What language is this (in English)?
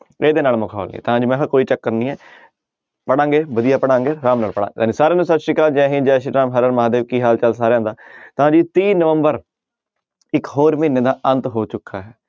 Punjabi